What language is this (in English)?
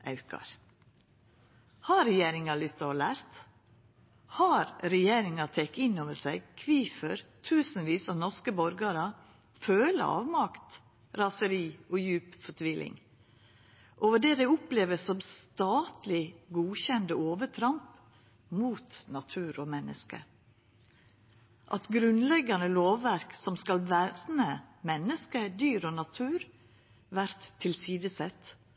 Norwegian Nynorsk